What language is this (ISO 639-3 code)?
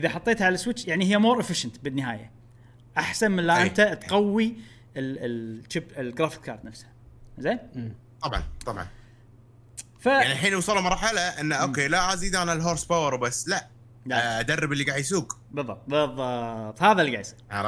ara